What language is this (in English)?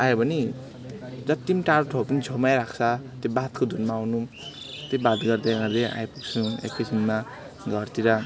Nepali